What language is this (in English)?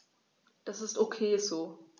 German